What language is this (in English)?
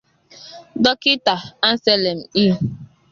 Igbo